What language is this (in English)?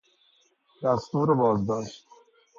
Persian